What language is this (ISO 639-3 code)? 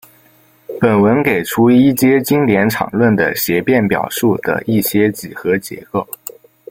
zho